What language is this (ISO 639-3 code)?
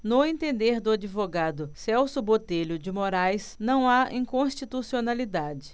por